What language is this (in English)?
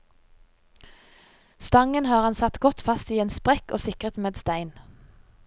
Norwegian